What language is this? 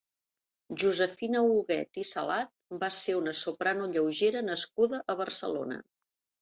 Catalan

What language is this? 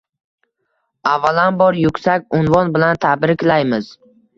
Uzbek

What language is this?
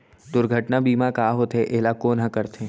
Chhattisgarhi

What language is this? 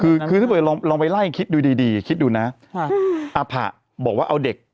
Thai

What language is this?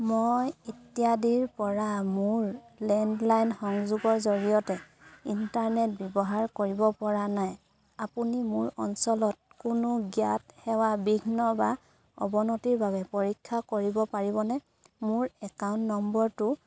Assamese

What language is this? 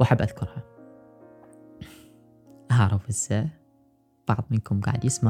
Arabic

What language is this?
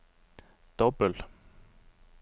Norwegian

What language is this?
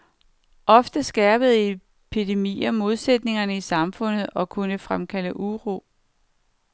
Danish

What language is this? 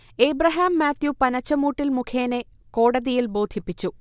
Malayalam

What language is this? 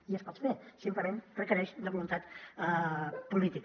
Catalan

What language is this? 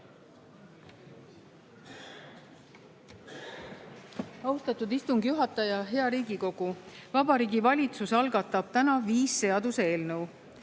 Estonian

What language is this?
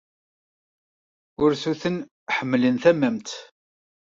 Kabyle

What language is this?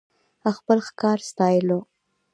Pashto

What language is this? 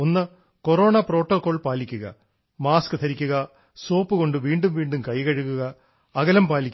Malayalam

